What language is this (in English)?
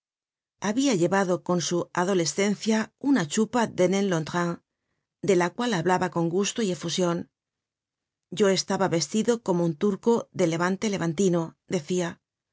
Spanish